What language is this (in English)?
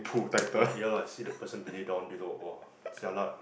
English